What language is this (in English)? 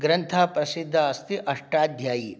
Sanskrit